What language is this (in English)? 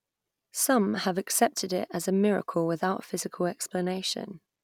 English